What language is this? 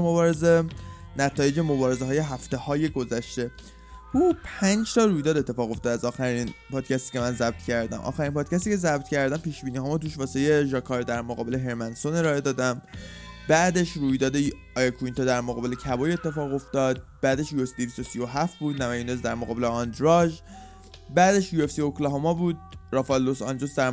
Persian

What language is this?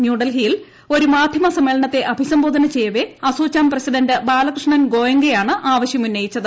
Malayalam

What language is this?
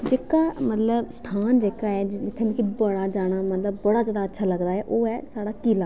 Dogri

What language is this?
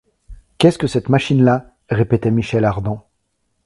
French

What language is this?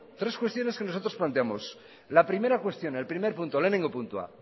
Basque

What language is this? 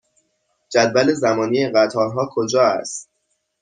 Persian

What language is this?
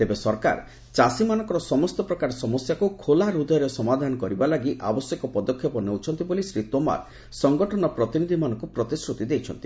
Odia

